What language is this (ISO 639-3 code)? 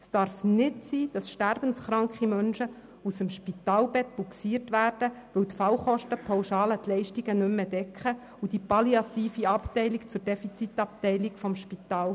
gsw